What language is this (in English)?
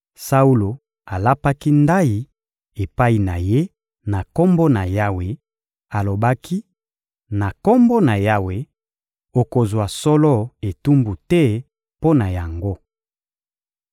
Lingala